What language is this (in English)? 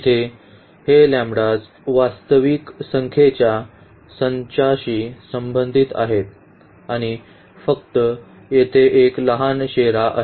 Marathi